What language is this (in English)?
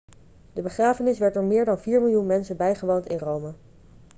Dutch